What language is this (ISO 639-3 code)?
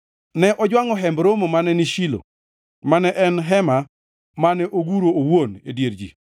luo